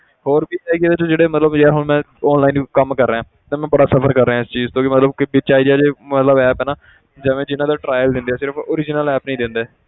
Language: Punjabi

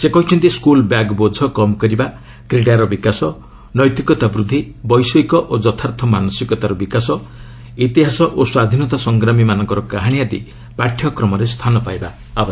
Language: Odia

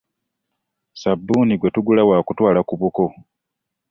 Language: Ganda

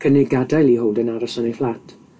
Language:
Welsh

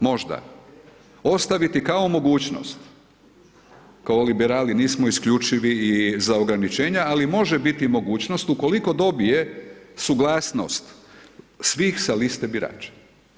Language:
Croatian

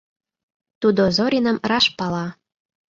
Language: Mari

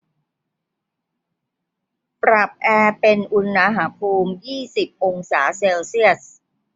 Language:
Thai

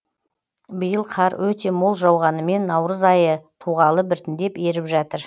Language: Kazakh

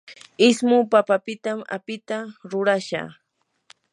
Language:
Yanahuanca Pasco Quechua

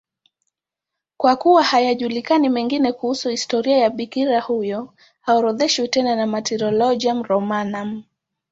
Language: Swahili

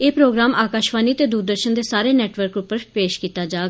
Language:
Dogri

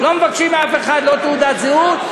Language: Hebrew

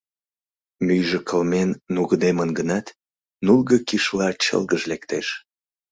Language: Mari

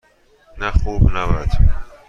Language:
Persian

